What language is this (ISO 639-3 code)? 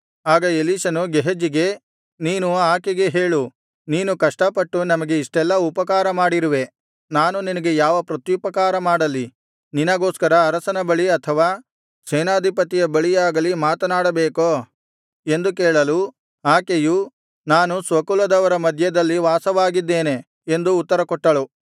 kan